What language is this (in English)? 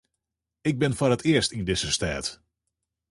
Western Frisian